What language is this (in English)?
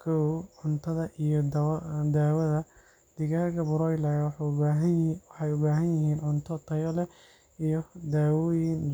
Somali